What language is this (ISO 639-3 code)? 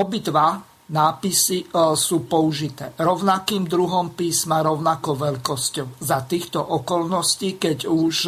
slk